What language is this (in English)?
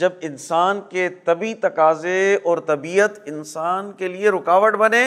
Urdu